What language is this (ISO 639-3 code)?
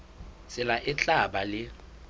sot